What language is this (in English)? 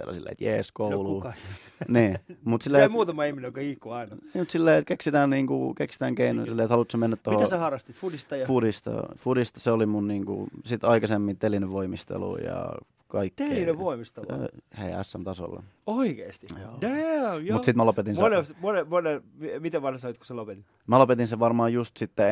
Finnish